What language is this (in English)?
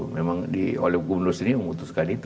Indonesian